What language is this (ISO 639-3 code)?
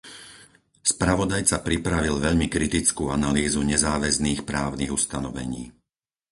slk